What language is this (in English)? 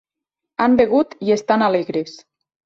Catalan